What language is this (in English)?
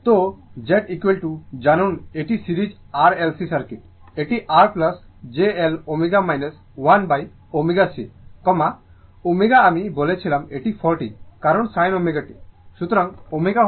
Bangla